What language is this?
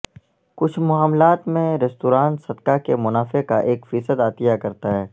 Urdu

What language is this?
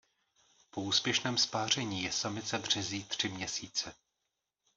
Czech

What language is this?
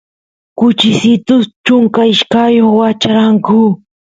Santiago del Estero Quichua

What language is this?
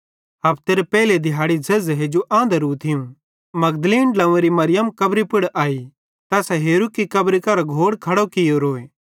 Bhadrawahi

